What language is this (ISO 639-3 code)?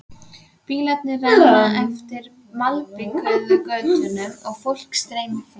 isl